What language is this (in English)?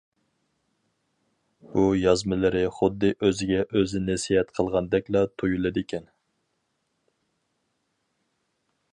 Uyghur